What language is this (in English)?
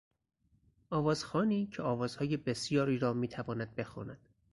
Persian